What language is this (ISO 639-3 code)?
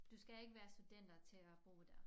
dan